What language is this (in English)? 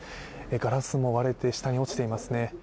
Japanese